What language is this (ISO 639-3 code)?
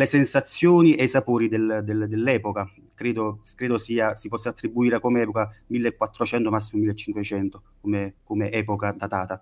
ita